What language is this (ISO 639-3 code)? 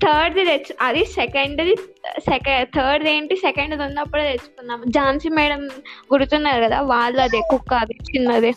tel